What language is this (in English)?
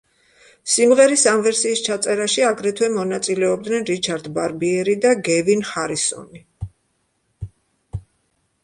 Georgian